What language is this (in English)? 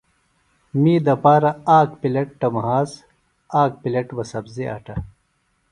Phalura